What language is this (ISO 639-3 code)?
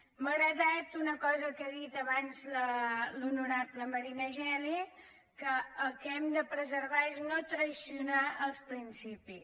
cat